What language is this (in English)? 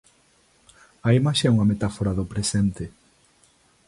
Galician